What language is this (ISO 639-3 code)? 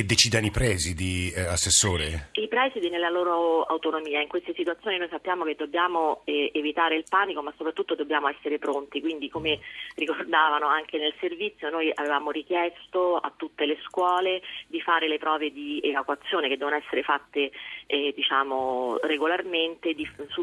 ita